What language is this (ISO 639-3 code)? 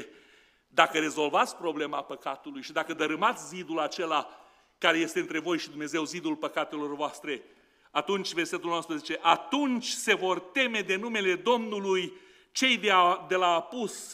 ron